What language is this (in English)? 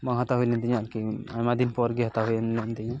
Santali